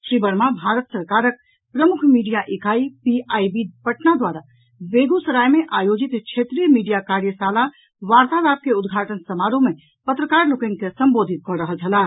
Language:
Maithili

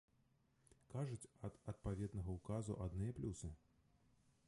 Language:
Belarusian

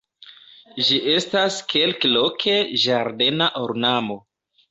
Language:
Esperanto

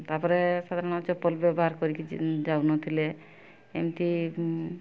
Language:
Odia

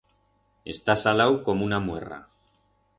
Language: Aragonese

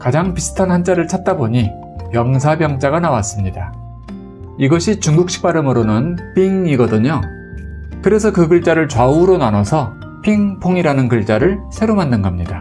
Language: Korean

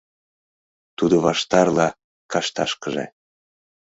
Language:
Mari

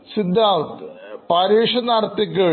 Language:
Malayalam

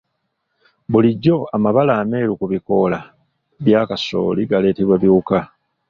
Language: Ganda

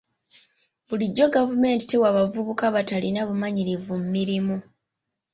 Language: Ganda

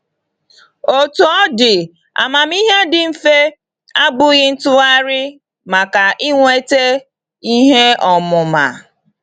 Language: Igbo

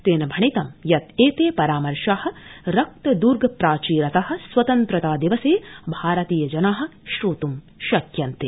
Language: Sanskrit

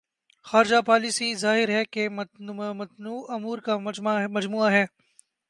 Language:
Urdu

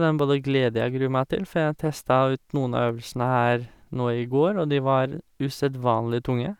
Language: Norwegian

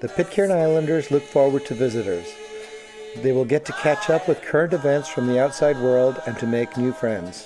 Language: English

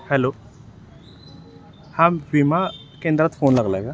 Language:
Marathi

